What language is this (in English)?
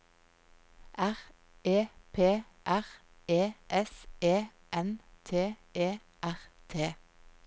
Norwegian